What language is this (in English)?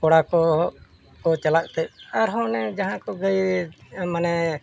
Santali